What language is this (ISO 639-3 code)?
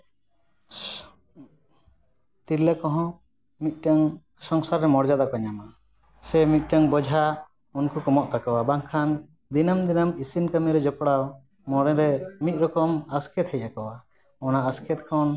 sat